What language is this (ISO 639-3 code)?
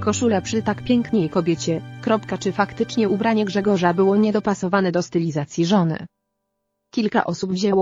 pol